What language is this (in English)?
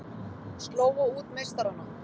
Icelandic